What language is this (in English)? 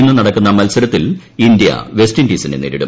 Malayalam